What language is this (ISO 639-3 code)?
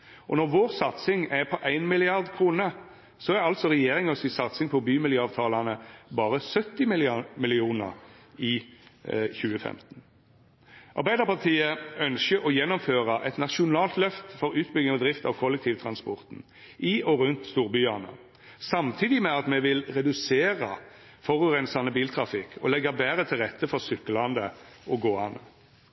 nno